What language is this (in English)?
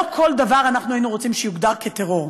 Hebrew